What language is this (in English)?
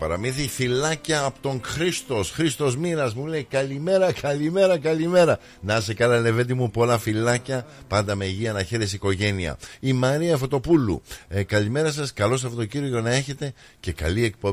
Greek